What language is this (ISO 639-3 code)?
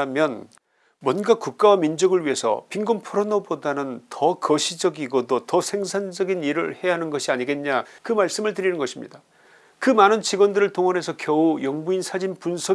kor